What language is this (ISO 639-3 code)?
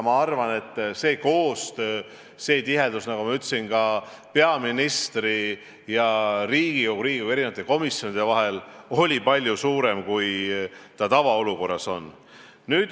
est